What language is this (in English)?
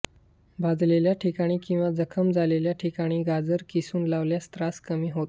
Marathi